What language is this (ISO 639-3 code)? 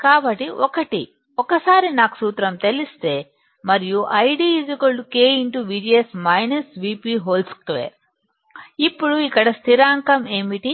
tel